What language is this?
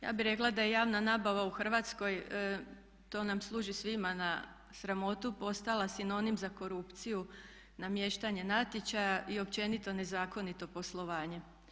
Croatian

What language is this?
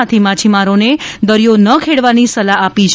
Gujarati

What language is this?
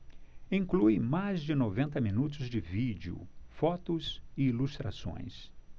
Portuguese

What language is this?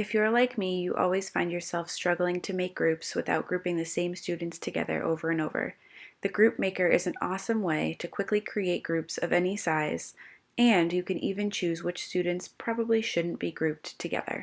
English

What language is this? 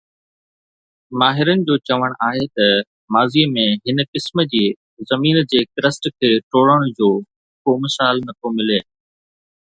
Sindhi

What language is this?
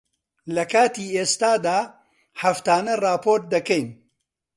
Central Kurdish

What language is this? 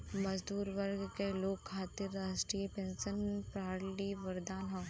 Bhojpuri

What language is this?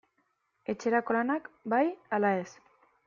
Basque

